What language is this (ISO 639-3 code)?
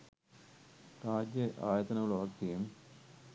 sin